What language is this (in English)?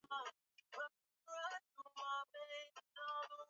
Swahili